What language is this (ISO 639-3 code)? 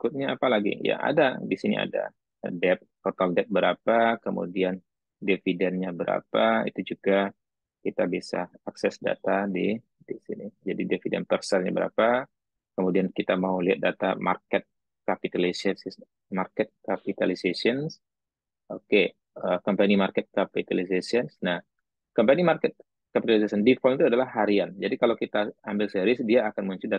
ind